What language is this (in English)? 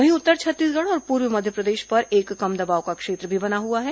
Hindi